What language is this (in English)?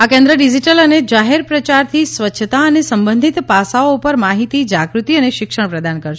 Gujarati